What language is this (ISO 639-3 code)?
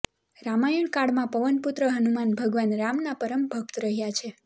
guj